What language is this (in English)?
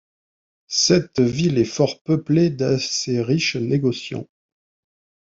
French